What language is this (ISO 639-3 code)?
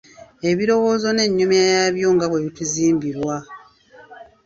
lug